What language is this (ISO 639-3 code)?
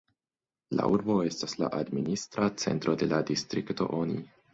epo